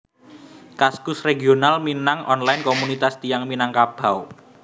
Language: Javanese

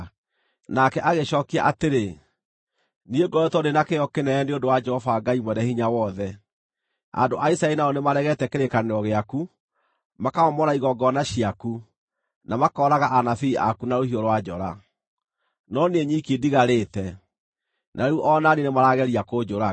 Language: Kikuyu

